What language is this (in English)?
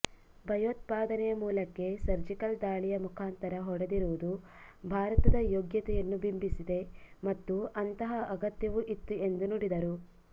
Kannada